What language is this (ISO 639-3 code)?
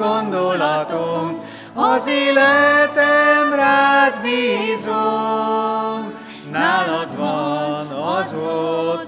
hun